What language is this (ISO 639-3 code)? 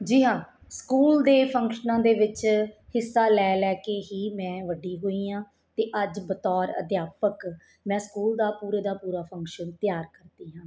pan